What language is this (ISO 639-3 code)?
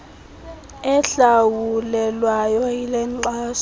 xho